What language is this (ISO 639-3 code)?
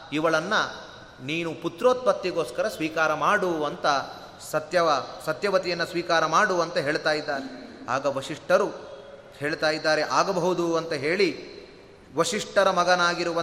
kan